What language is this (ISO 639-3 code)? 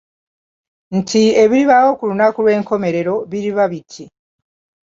lug